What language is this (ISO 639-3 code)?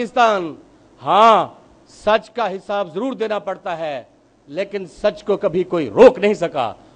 hin